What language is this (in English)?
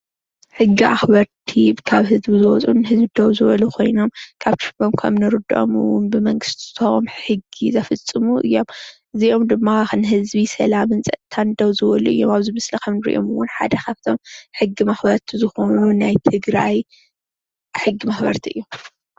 Tigrinya